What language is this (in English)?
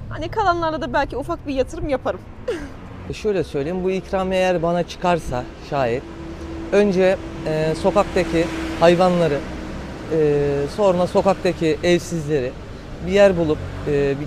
Turkish